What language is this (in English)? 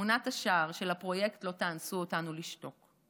Hebrew